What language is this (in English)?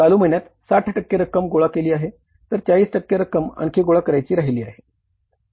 Marathi